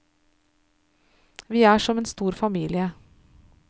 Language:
Norwegian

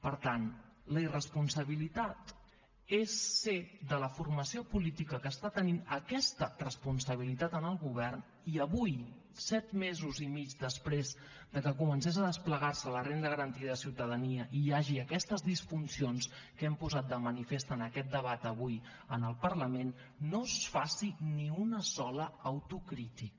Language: Catalan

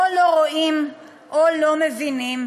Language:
Hebrew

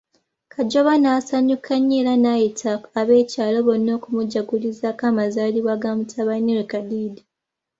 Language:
Ganda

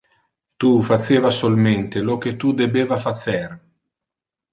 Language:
Interlingua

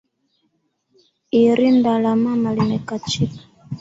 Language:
Swahili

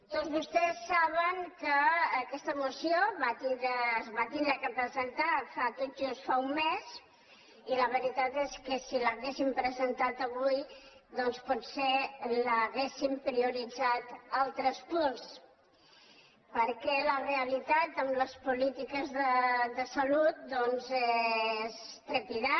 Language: Catalan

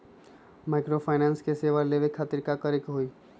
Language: Magahi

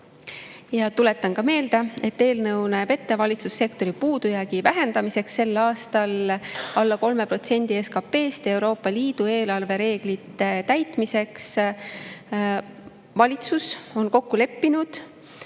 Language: Estonian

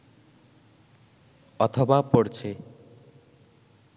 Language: Bangla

